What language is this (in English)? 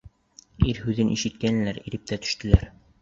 Bashkir